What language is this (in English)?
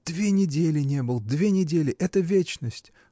Russian